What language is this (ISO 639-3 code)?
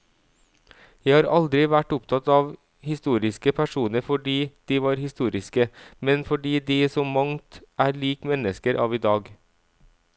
nor